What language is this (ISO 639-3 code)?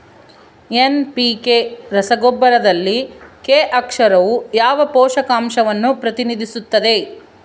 kan